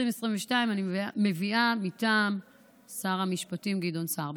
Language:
Hebrew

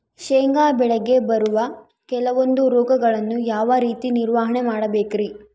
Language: Kannada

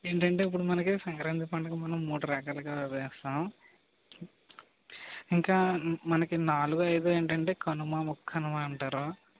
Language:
Telugu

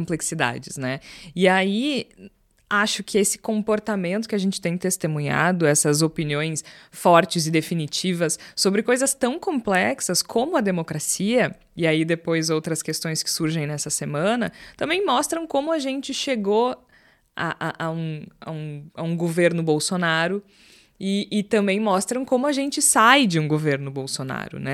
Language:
Portuguese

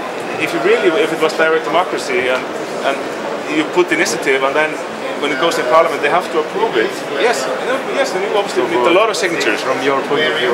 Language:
English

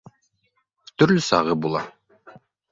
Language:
Bashkir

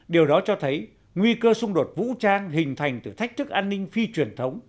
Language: Vietnamese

